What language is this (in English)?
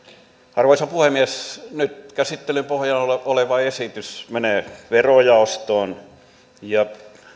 Finnish